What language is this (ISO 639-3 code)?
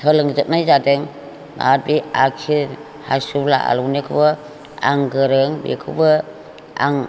brx